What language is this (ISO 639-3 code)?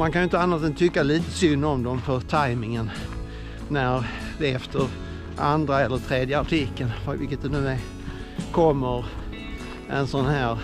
swe